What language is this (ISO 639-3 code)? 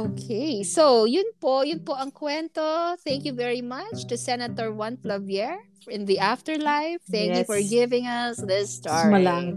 fil